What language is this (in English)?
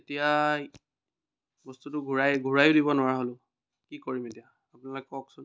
Assamese